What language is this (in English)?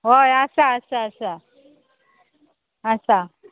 Konkani